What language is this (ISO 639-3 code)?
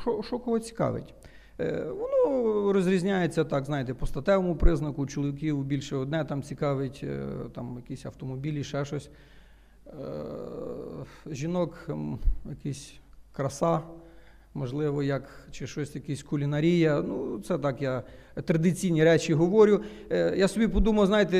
ukr